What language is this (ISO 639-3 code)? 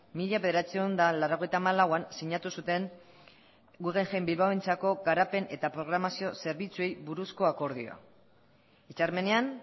eus